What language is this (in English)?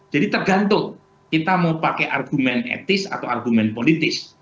Indonesian